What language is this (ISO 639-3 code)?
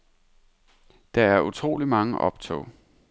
dan